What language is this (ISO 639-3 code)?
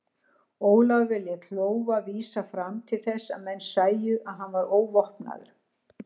isl